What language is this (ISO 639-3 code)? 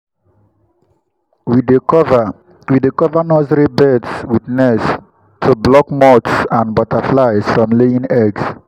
pcm